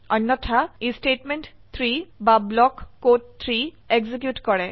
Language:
Assamese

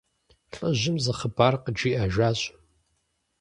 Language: Kabardian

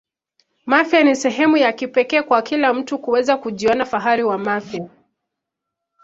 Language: Swahili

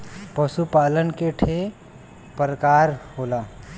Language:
Bhojpuri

